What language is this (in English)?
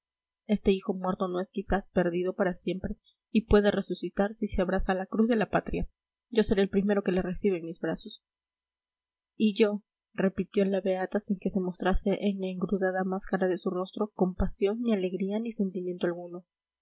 Spanish